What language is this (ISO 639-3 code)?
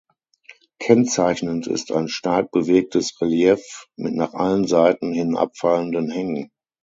deu